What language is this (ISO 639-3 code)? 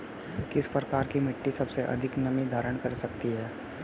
hin